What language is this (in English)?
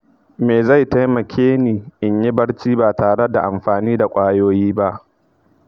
Hausa